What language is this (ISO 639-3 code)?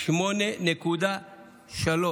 heb